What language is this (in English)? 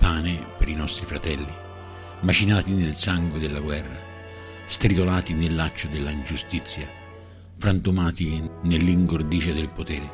Italian